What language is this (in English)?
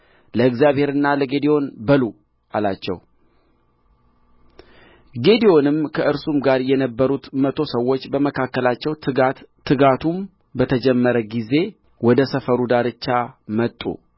Amharic